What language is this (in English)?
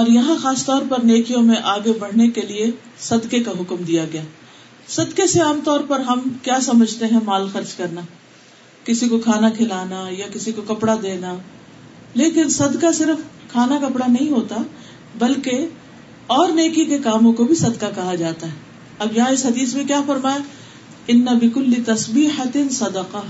Urdu